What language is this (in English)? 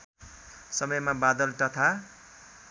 Nepali